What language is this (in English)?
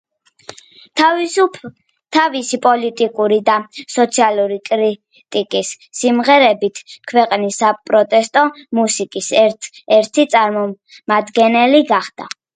Georgian